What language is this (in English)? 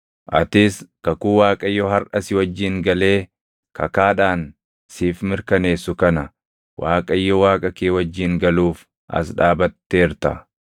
Oromo